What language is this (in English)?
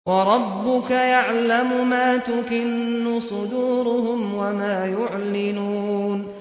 Arabic